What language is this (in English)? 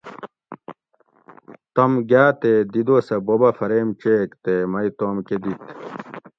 Gawri